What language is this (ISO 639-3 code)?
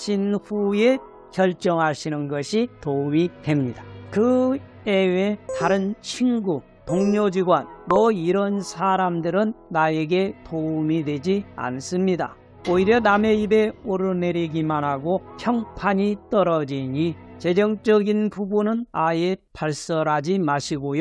kor